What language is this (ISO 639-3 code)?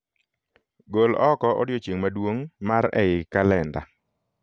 luo